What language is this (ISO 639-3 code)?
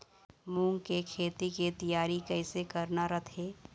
hne